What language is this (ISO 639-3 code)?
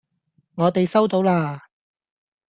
yue